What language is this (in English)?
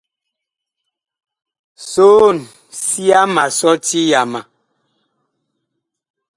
Bakoko